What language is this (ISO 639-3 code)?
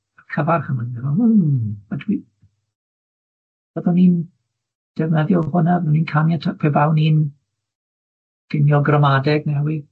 cym